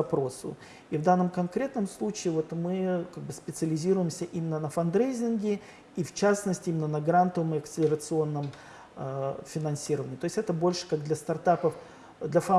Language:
Russian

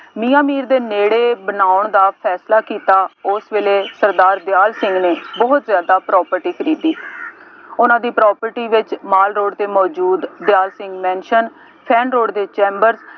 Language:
Punjabi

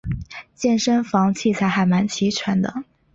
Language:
Chinese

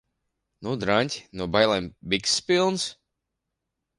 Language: Latvian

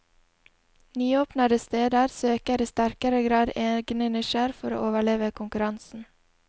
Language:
Norwegian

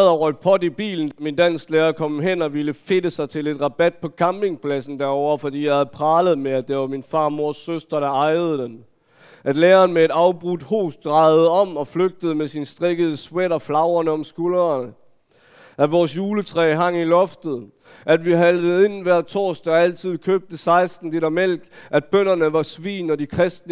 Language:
Danish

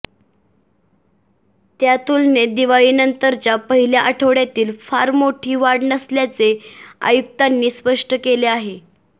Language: Marathi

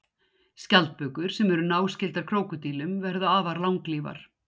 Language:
Icelandic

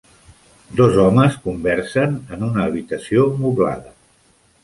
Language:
Catalan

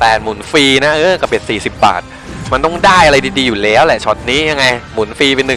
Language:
Thai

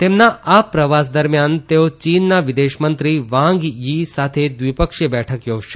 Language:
Gujarati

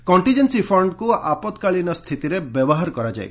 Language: Odia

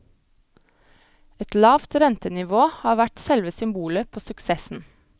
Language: Norwegian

